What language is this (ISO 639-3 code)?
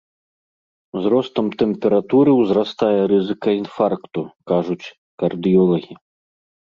bel